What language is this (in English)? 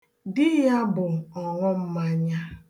Igbo